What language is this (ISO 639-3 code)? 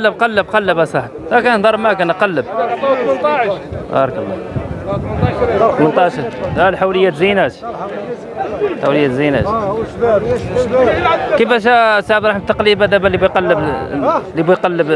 ara